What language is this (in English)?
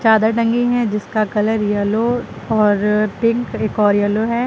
Hindi